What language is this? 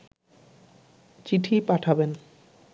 Bangla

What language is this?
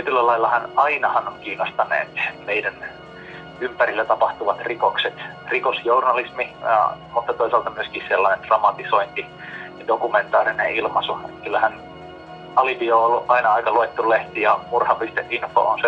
Finnish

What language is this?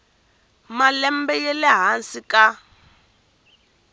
Tsonga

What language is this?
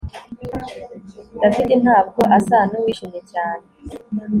Kinyarwanda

